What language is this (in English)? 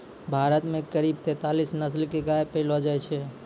Maithili